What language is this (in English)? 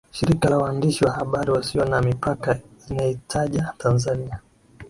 Swahili